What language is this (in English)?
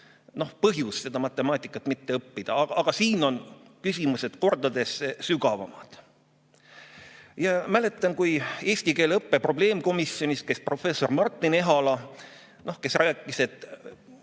Estonian